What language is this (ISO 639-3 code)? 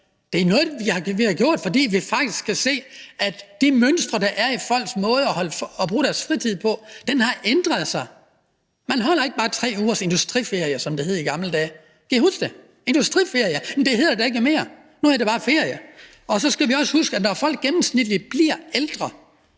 dan